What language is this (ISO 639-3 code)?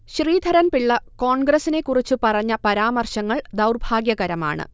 mal